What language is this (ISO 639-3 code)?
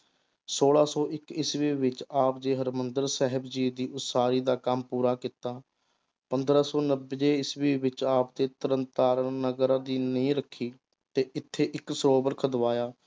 pan